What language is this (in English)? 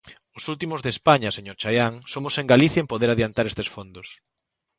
Galician